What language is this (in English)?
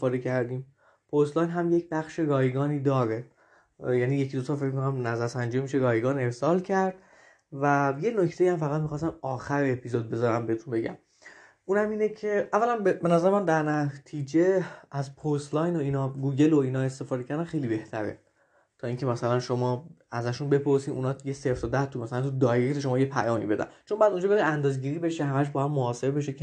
Persian